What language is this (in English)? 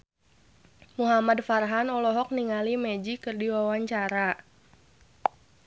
Sundanese